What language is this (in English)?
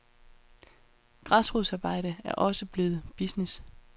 Danish